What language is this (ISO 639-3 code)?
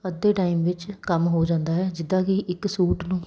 pan